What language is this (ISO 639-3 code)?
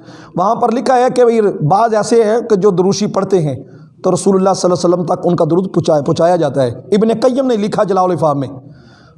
urd